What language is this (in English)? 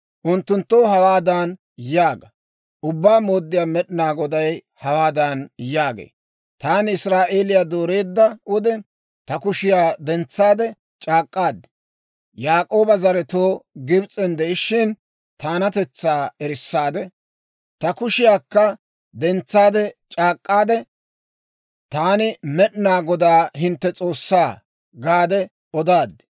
Dawro